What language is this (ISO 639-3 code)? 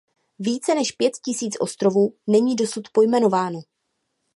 ces